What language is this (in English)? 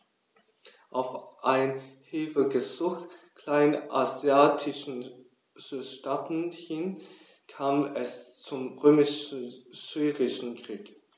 German